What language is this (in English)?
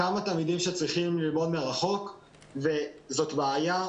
Hebrew